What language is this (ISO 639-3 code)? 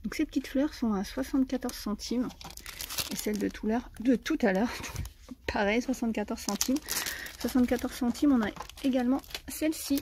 fra